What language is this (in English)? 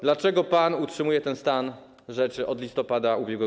Polish